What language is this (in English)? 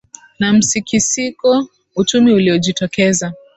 Swahili